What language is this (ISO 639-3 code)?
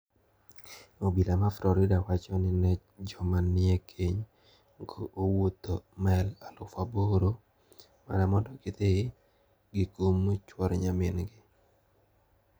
luo